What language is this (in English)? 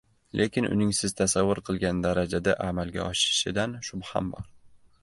Uzbek